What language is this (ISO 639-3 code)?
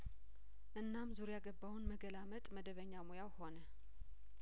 amh